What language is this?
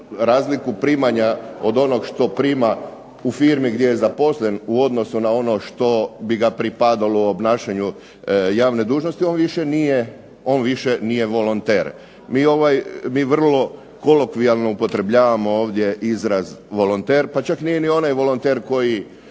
Croatian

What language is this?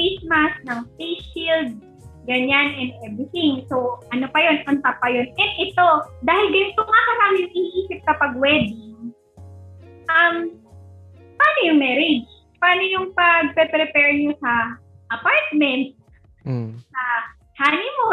Filipino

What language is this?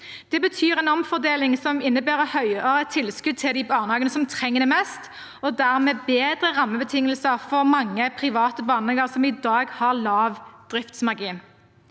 Norwegian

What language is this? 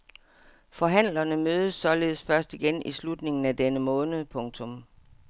Danish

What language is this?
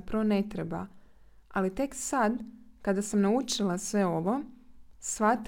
Croatian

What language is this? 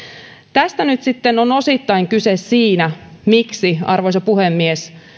Finnish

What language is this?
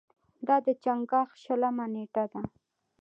Pashto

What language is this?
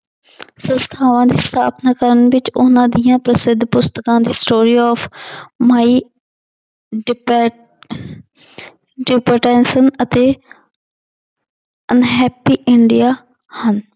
Punjabi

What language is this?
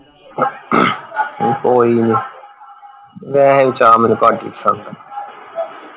Punjabi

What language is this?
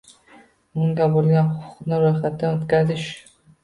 Uzbek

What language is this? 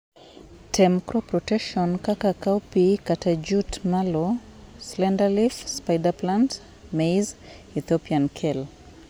Luo (Kenya and Tanzania)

